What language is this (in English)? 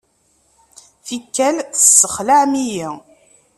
Kabyle